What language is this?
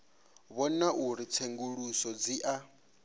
Venda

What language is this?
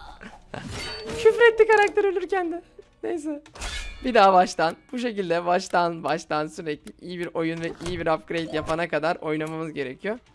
Turkish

